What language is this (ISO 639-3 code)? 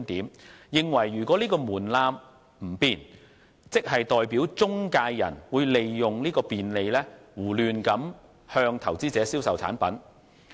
yue